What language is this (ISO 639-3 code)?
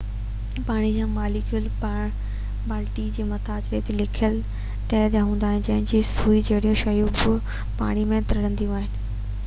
snd